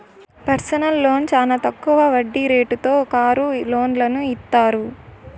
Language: Telugu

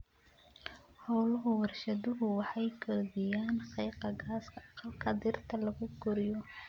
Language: Somali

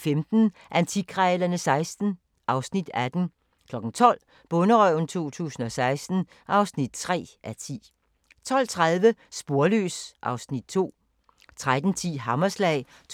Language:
Danish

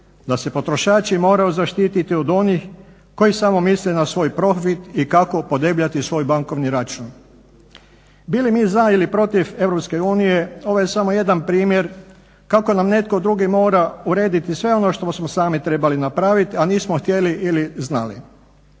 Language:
Croatian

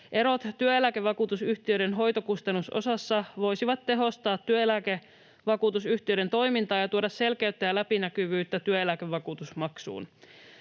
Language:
Finnish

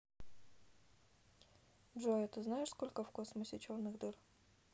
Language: Russian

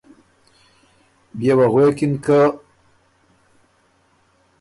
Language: Ormuri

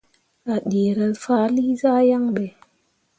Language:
Mundang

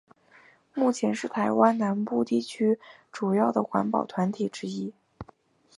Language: Chinese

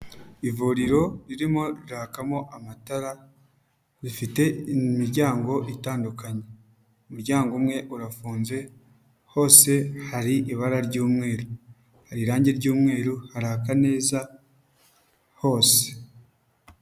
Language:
Kinyarwanda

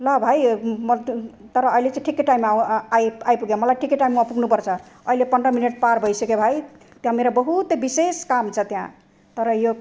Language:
Nepali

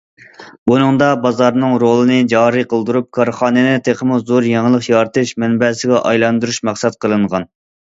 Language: Uyghur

